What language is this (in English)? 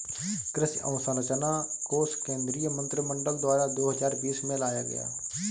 Hindi